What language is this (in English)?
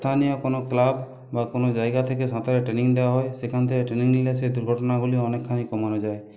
Bangla